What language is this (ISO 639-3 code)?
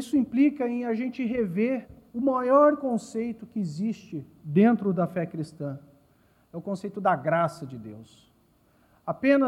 por